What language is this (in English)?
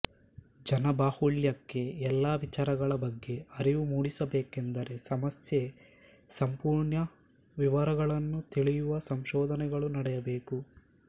Kannada